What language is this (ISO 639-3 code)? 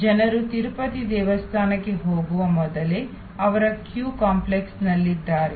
kan